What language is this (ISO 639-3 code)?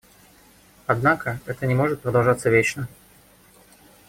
rus